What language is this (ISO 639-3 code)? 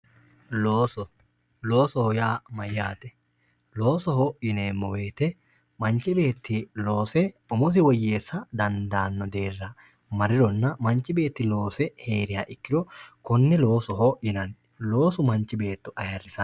sid